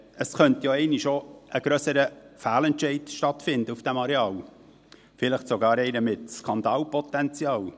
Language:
Swiss German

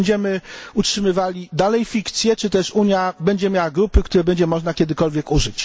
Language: Polish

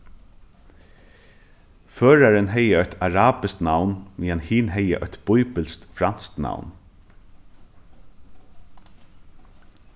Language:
Faroese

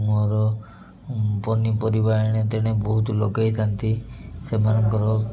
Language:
Odia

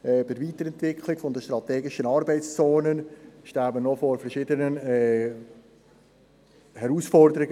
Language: Swiss German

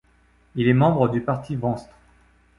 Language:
French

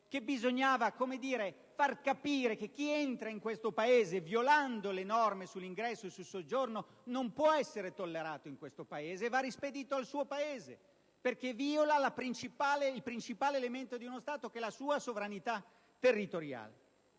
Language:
Italian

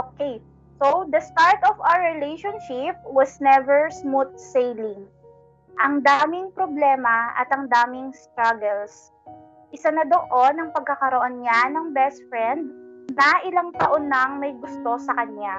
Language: Filipino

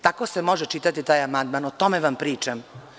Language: Serbian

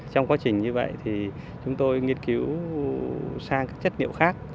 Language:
Vietnamese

